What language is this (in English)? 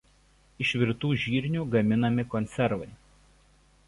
Lithuanian